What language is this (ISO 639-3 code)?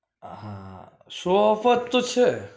guj